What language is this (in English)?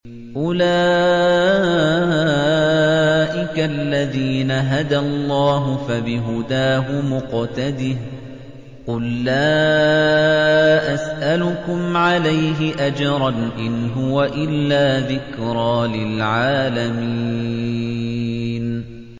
Arabic